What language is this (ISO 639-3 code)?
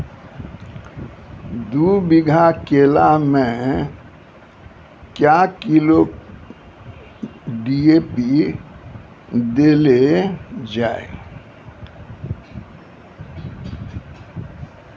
mai